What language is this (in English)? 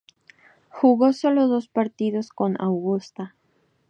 Spanish